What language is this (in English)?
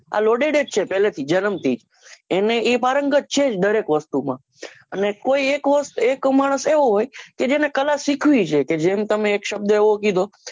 Gujarati